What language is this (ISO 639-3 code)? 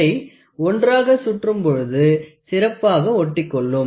tam